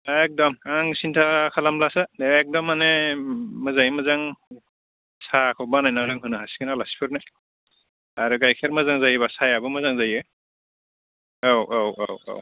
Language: Bodo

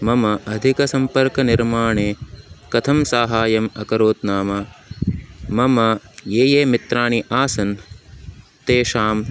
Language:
Sanskrit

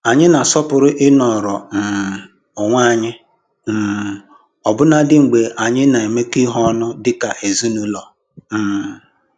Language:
Igbo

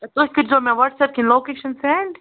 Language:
Kashmiri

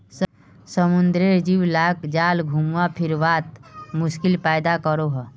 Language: Magahi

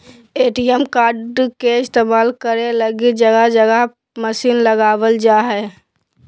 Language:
Magahi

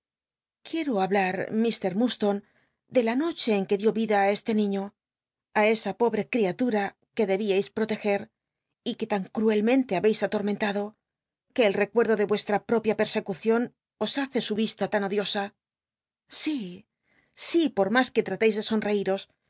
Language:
Spanish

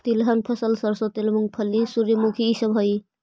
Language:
Magahi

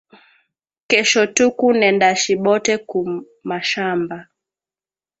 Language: Swahili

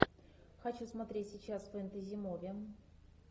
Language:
Russian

